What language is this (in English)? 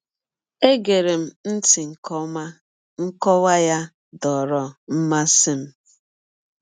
Igbo